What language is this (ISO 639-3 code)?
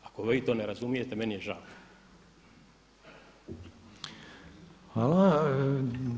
hrv